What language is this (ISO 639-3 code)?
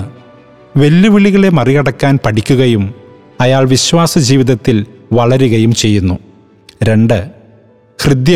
mal